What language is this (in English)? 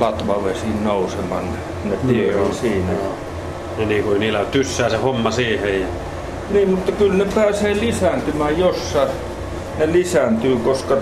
Finnish